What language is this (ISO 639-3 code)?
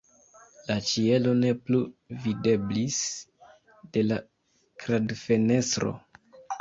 epo